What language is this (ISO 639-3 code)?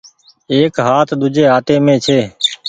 gig